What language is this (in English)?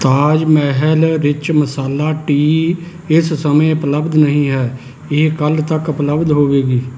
Punjabi